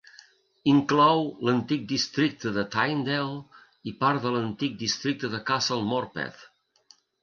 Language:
Catalan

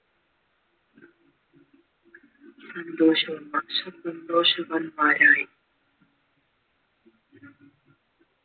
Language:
Malayalam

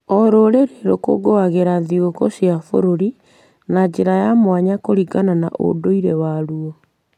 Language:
Kikuyu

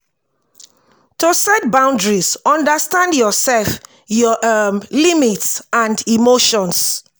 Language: Nigerian Pidgin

